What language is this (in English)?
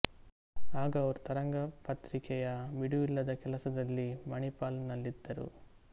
Kannada